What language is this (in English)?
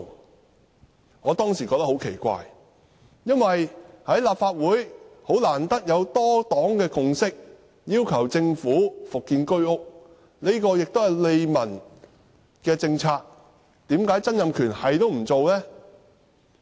Cantonese